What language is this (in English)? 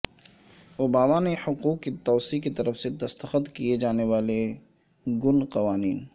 Urdu